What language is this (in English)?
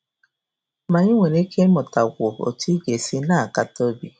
Igbo